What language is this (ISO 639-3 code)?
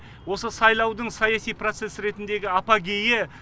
kaz